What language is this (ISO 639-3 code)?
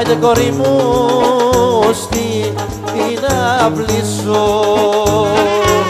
ell